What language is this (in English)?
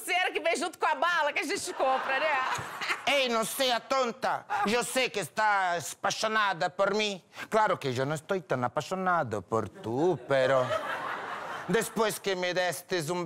Portuguese